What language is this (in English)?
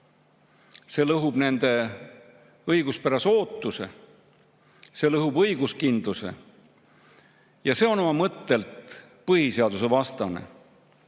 Estonian